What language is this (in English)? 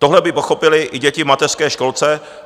Czech